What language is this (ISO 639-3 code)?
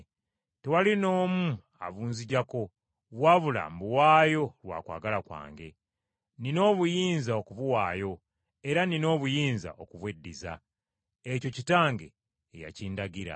lug